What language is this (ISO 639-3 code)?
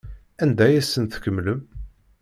kab